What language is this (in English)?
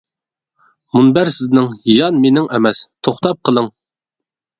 Uyghur